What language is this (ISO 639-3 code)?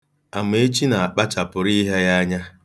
ibo